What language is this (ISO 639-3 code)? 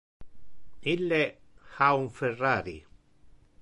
ina